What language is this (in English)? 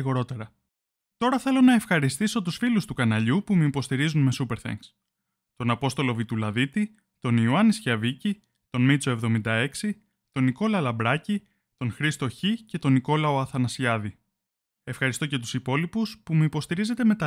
Greek